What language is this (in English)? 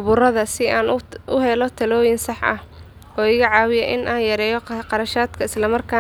Somali